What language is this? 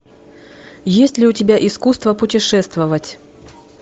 Russian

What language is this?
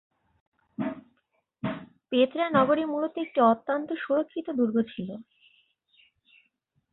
Bangla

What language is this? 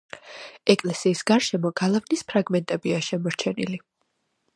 Georgian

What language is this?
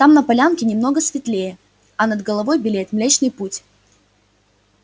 Russian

